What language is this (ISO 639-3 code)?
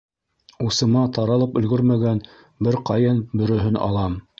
bak